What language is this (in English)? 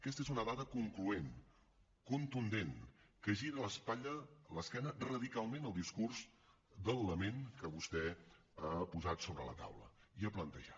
Catalan